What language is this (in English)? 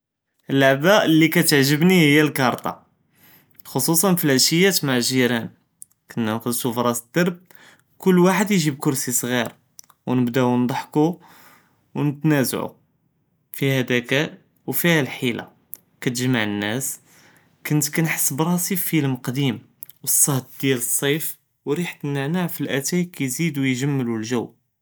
Judeo-Arabic